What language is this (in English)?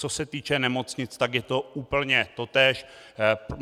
Czech